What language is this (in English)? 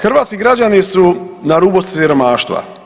Croatian